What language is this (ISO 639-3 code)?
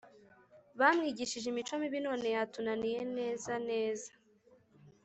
kin